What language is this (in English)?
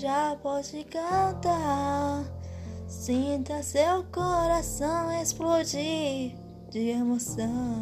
Portuguese